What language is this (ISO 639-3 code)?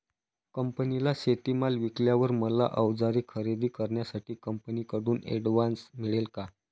mar